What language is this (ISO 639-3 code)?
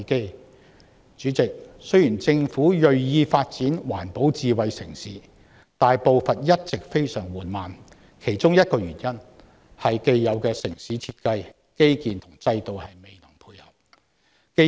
yue